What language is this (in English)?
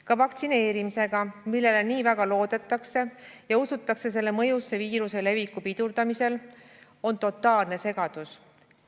Estonian